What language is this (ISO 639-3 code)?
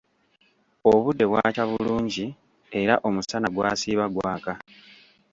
lug